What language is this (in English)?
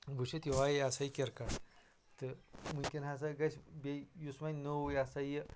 Kashmiri